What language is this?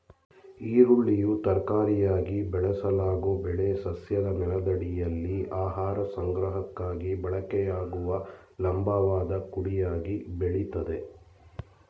Kannada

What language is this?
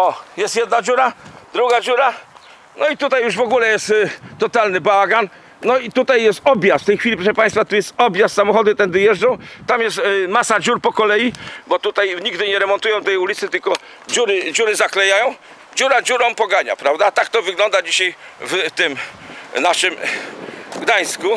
Polish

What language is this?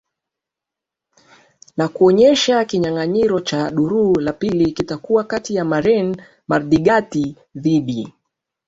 Swahili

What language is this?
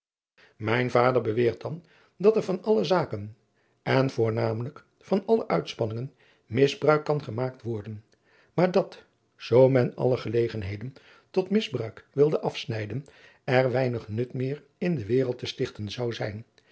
Dutch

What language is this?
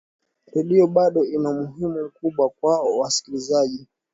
Swahili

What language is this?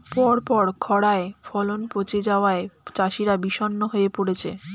Bangla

